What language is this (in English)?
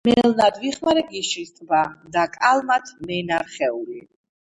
Georgian